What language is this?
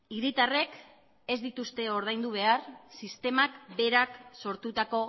Basque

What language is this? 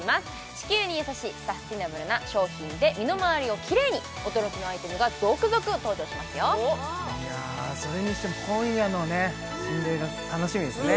Japanese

